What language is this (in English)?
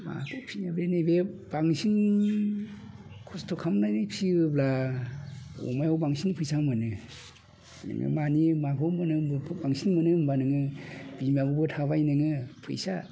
Bodo